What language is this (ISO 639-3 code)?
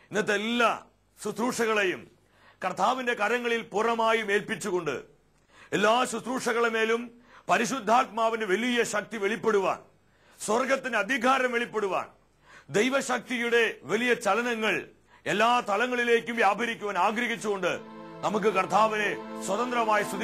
ron